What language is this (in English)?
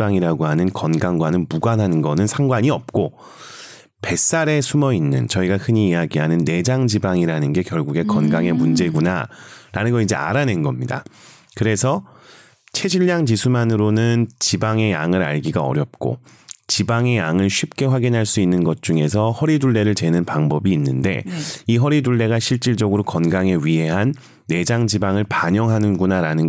Korean